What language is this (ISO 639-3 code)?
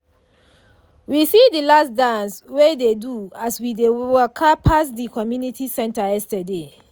pcm